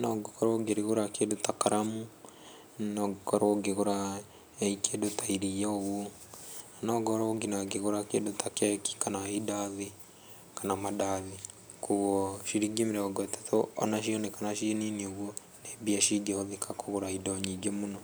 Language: Kikuyu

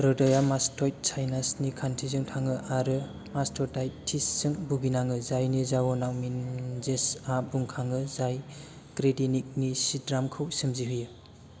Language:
Bodo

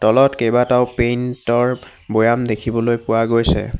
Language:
Assamese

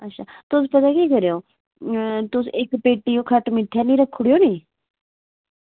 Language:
Dogri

